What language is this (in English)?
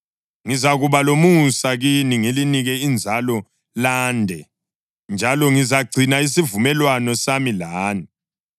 North Ndebele